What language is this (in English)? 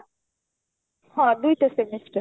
Odia